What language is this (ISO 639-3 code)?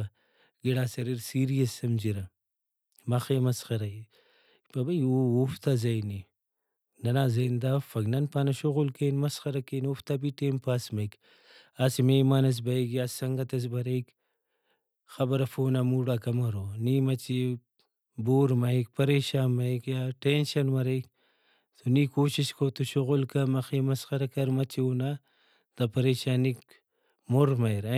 brh